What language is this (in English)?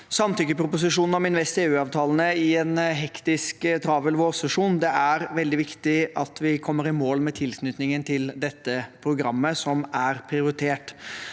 Norwegian